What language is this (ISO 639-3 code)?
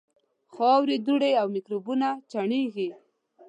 pus